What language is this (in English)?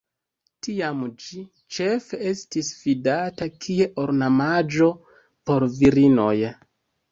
Esperanto